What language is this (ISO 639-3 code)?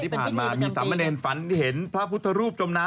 tha